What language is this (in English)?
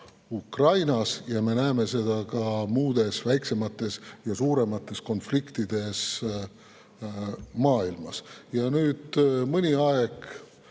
Estonian